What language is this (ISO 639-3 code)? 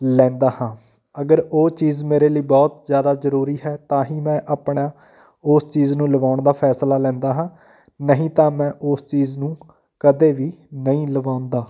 pan